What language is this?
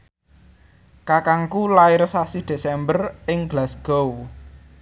Javanese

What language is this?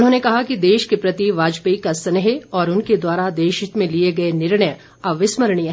Hindi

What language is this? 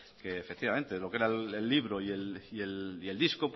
Spanish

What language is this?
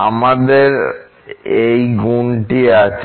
Bangla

